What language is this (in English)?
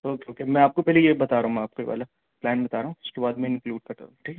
Urdu